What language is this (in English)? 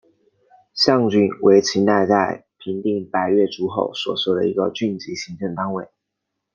Chinese